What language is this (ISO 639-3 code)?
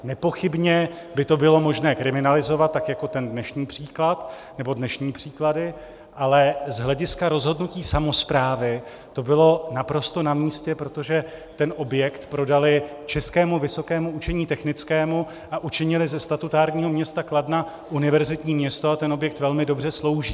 ces